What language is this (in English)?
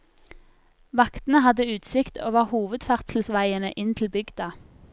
Norwegian